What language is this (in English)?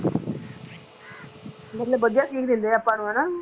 Punjabi